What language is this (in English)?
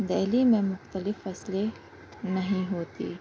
Urdu